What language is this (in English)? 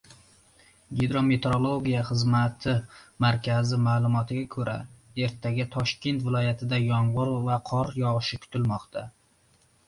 Uzbek